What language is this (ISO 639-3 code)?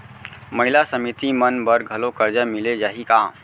hne